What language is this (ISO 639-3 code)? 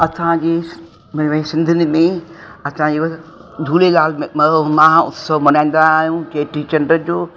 snd